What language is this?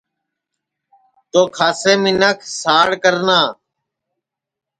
Sansi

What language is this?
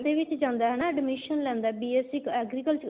Punjabi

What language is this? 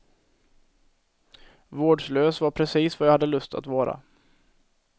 Swedish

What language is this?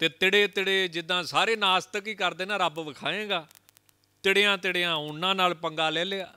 Hindi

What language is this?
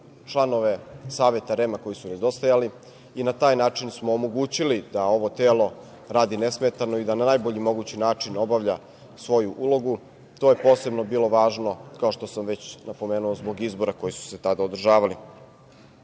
Serbian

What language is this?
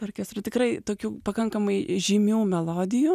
Lithuanian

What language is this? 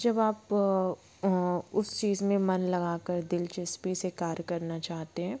Hindi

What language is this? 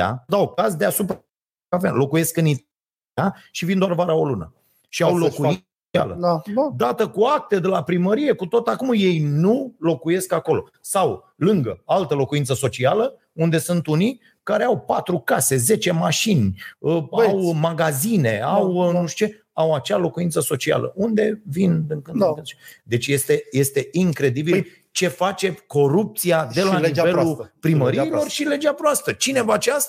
Romanian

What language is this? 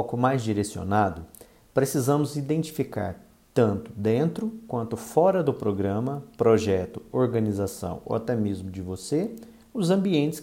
Portuguese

